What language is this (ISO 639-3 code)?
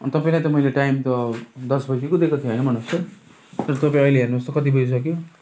nep